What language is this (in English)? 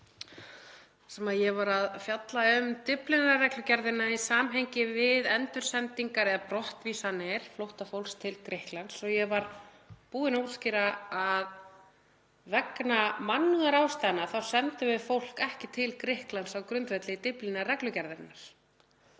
Icelandic